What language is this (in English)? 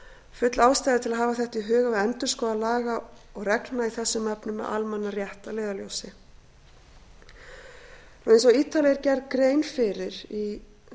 Icelandic